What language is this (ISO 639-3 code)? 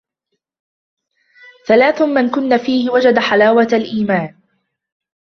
ara